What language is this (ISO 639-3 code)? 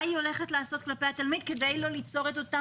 heb